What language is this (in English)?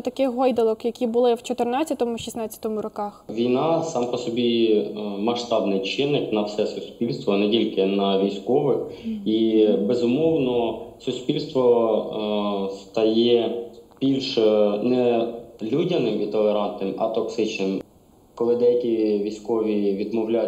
Ukrainian